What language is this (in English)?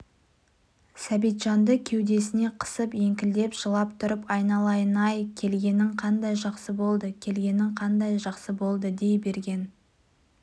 Kazakh